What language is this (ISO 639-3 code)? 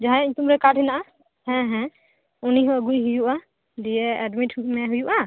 sat